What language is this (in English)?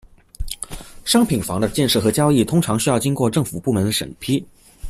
Chinese